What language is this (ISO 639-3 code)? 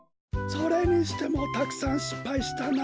jpn